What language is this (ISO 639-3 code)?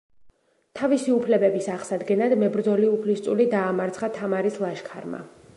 kat